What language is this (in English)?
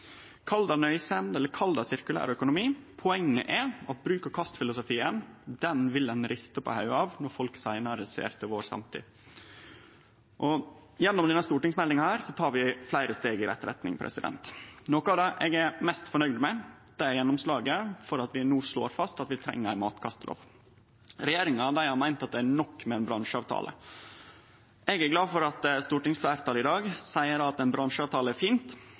Norwegian Nynorsk